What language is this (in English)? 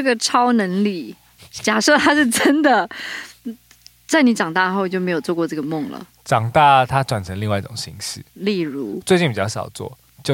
Chinese